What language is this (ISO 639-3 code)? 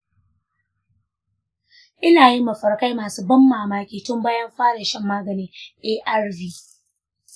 hau